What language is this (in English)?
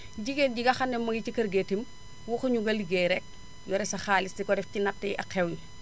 Wolof